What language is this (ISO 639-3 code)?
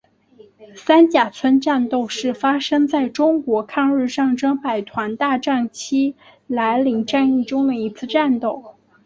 zho